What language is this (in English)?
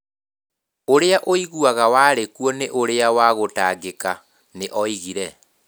Kikuyu